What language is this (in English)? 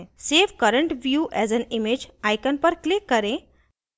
Hindi